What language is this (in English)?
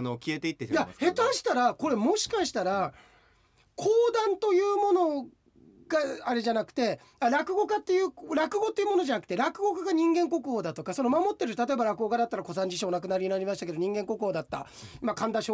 Japanese